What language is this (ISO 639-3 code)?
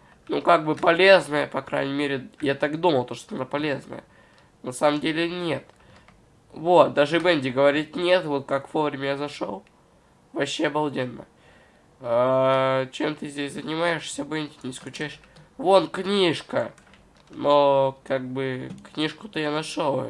rus